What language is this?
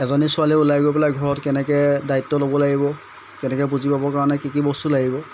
Assamese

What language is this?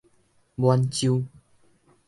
Min Nan Chinese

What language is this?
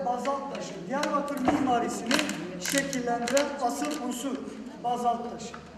Turkish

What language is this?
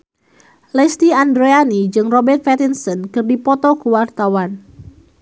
Sundanese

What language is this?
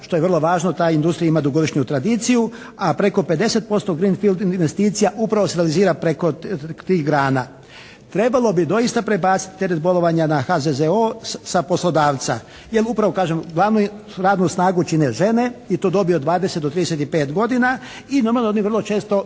Croatian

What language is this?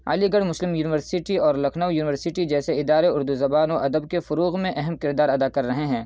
Urdu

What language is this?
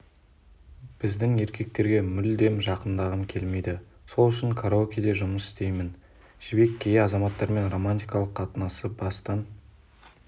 Kazakh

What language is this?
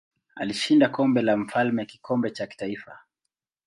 Swahili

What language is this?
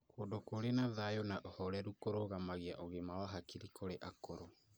Kikuyu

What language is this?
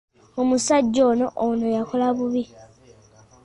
Ganda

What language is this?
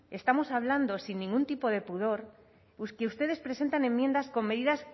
Spanish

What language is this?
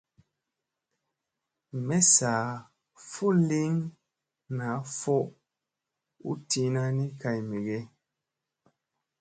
Musey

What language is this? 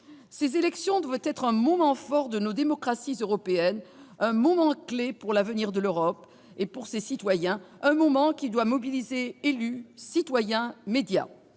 French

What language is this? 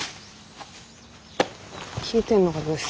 Japanese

